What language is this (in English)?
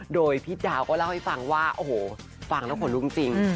Thai